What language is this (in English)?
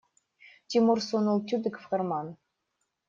Russian